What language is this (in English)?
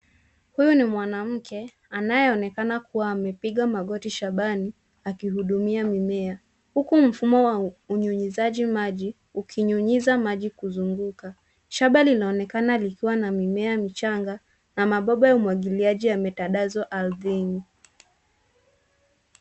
Swahili